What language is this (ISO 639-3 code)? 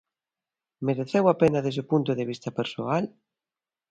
glg